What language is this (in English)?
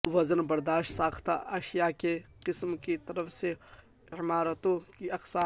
Urdu